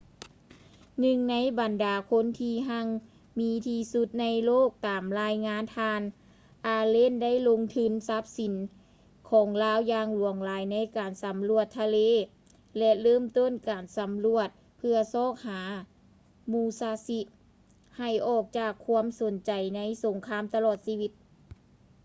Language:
Lao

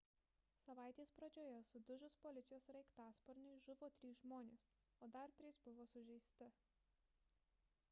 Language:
Lithuanian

